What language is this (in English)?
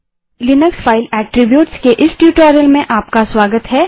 Hindi